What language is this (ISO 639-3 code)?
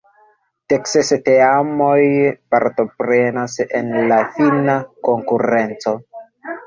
epo